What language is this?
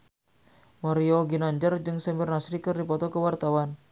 Sundanese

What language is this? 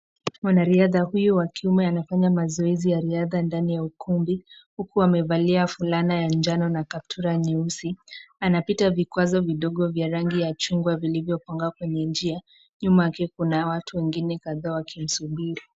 Swahili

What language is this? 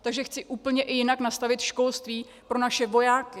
Czech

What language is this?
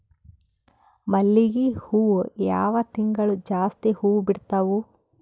Kannada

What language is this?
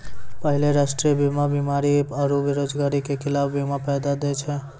Maithili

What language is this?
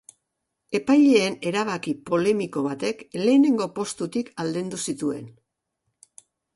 Basque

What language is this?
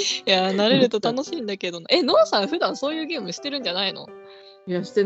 Japanese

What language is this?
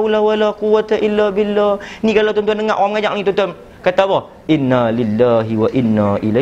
Malay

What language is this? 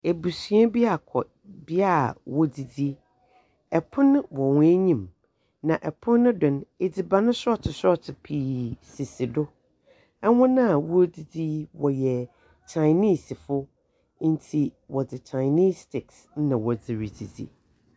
Akan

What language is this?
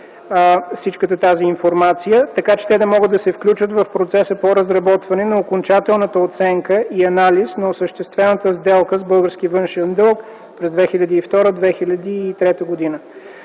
Bulgarian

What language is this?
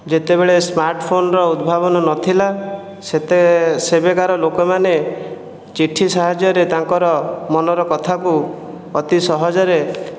Odia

